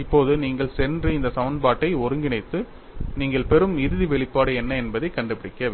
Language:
Tamil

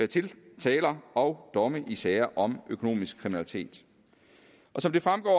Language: Danish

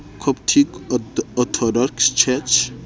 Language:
Southern Sotho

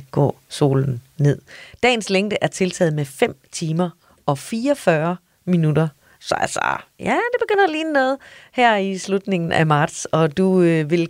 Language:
Danish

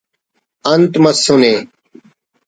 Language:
Brahui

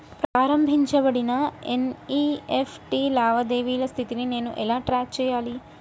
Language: Telugu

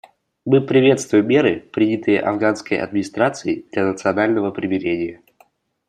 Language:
Russian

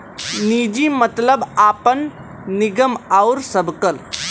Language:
Bhojpuri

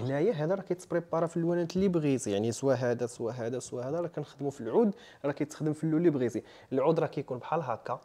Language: Arabic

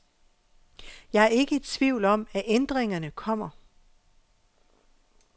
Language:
Danish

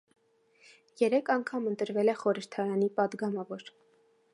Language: Armenian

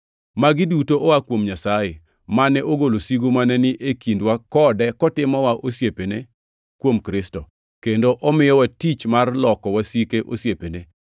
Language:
Luo (Kenya and Tanzania)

